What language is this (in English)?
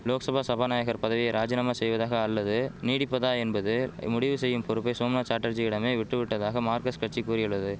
Tamil